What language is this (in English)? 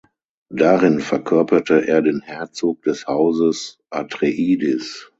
German